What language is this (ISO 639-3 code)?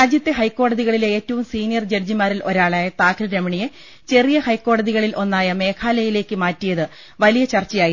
mal